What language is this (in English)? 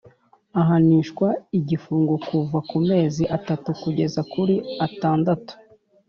Kinyarwanda